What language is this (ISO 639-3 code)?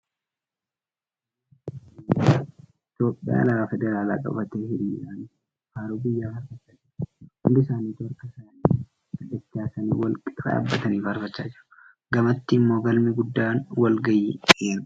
orm